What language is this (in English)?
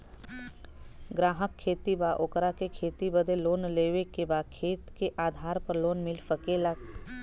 Bhojpuri